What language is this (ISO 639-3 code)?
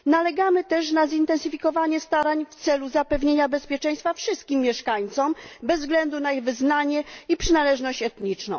pol